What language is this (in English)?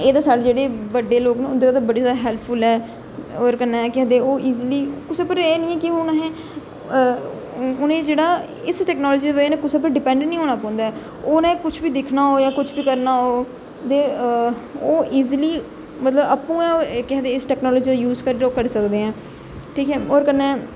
Dogri